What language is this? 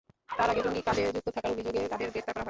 Bangla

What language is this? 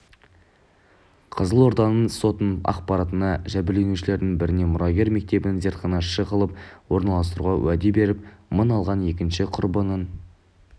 Kazakh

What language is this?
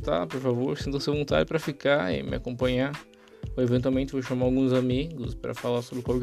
Portuguese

